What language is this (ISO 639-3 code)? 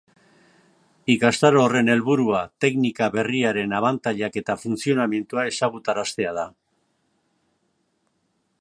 eus